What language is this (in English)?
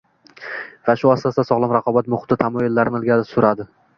Uzbek